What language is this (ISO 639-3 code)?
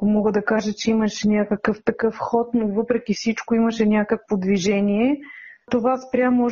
bul